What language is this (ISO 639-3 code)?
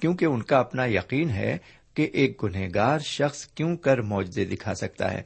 urd